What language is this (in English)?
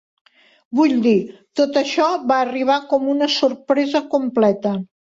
Catalan